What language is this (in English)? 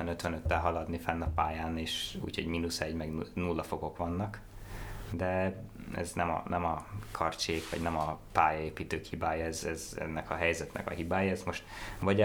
Hungarian